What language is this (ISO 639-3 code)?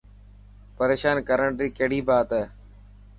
mki